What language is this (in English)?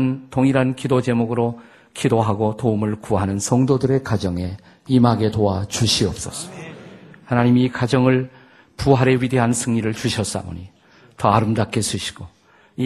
Korean